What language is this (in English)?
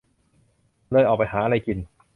Thai